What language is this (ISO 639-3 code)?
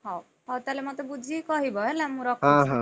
ori